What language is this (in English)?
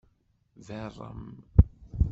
Kabyle